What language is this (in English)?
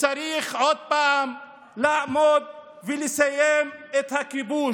Hebrew